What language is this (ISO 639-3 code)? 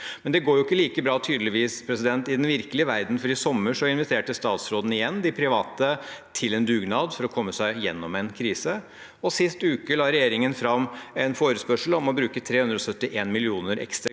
nor